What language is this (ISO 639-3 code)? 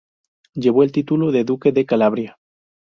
spa